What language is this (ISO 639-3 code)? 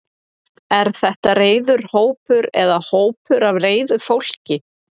isl